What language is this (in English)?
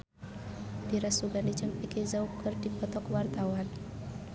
Sundanese